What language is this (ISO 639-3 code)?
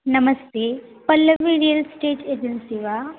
san